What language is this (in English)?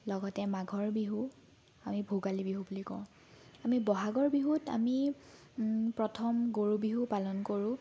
Assamese